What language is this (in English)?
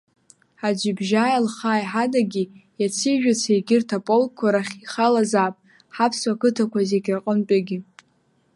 Abkhazian